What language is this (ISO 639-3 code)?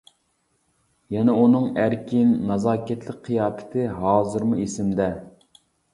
uig